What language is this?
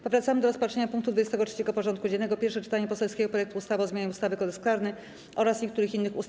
Polish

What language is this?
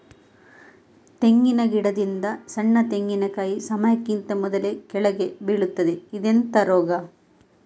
Kannada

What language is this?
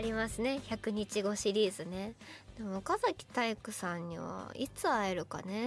Japanese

